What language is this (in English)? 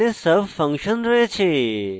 Bangla